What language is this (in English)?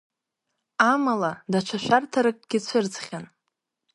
Abkhazian